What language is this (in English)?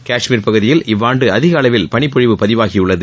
Tamil